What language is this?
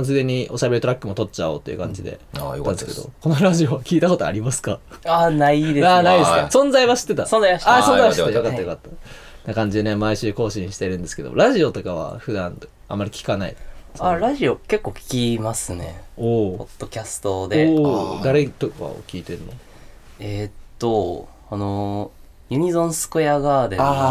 Japanese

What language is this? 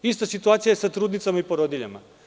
Serbian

